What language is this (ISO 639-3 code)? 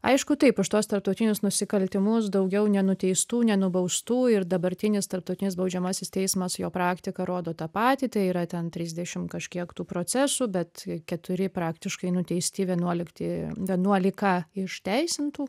lit